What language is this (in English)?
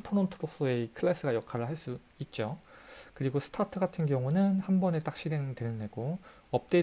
Korean